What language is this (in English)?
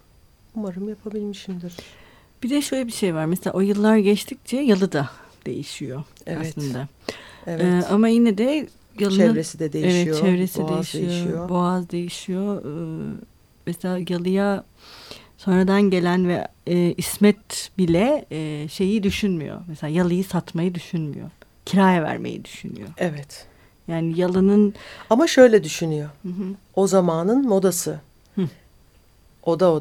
Turkish